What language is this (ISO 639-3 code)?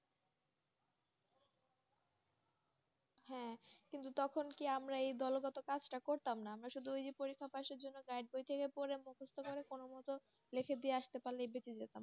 ben